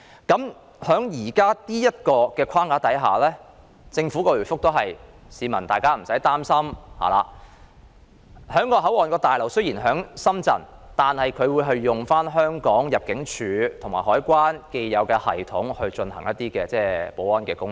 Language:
Cantonese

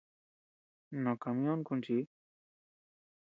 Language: Tepeuxila Cuicatec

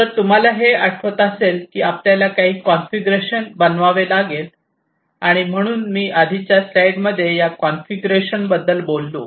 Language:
Marathi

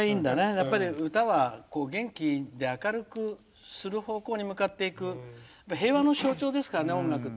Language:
Japanese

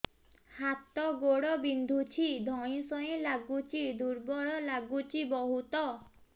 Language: Odia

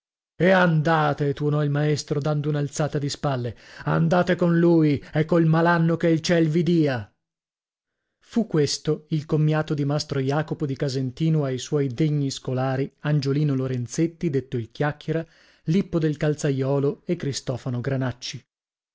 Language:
Italian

